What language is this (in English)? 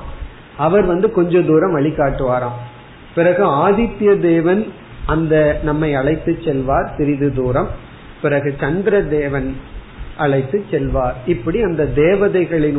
Tamil